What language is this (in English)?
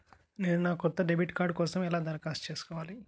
Telugu